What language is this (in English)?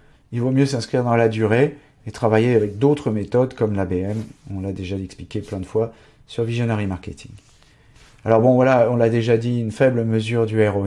French